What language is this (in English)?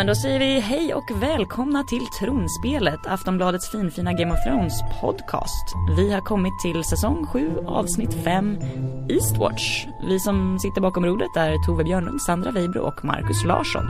Swedish